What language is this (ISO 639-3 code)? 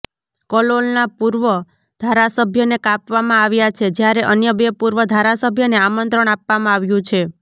guj